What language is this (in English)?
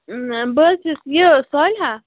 Kashmiri